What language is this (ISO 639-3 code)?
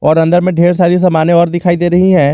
hin